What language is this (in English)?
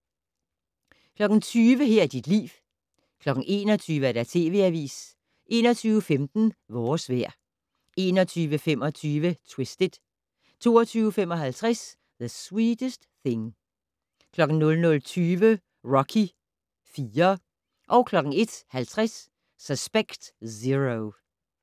Danish